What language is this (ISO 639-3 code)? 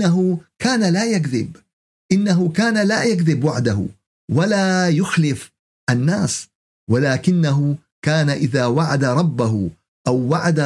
ara